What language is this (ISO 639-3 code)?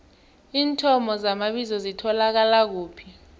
nbl